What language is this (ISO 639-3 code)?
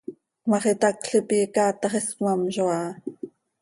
sei